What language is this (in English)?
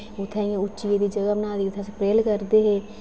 Dogri